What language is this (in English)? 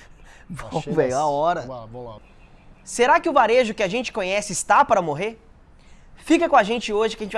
Portuguese